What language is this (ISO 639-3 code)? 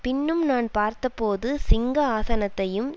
tam